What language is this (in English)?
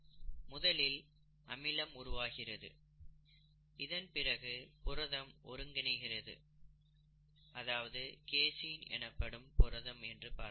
Tamil